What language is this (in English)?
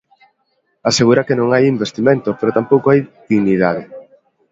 Galician